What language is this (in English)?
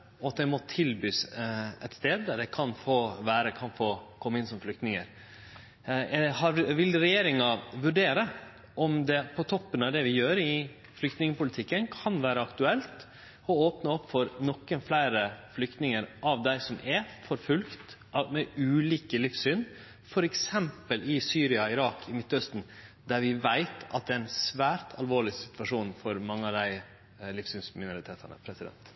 Norwegian Nynorsk